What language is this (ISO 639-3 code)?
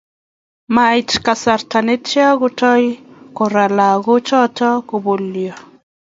kln